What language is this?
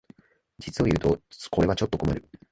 Japanese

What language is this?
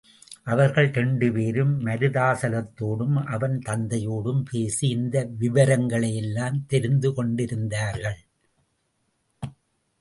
Tamil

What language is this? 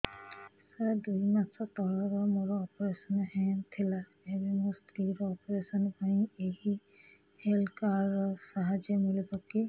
Odia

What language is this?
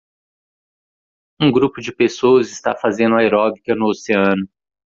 Portuguese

